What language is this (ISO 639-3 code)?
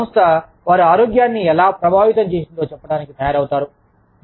tel